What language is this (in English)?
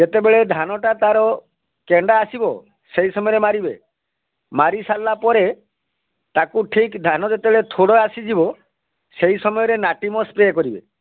Odia